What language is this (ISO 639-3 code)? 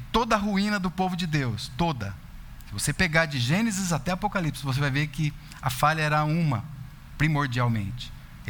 por